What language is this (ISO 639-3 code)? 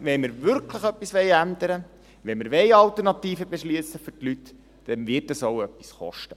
gsw